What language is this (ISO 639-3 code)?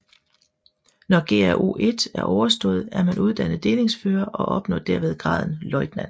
dan